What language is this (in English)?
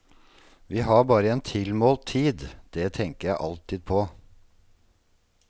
Norwegian